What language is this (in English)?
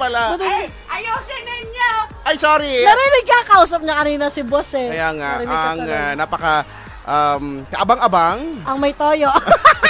Filipino